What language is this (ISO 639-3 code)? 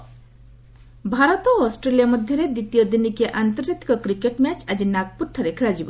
ori